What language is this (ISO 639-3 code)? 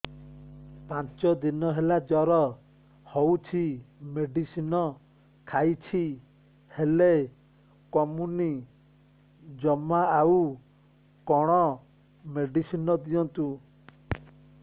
ori